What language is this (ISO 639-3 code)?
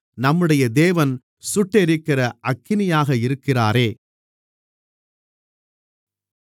tam